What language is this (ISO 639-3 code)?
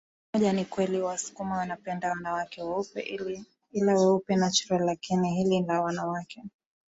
swa